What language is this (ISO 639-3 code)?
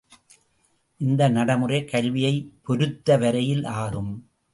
tam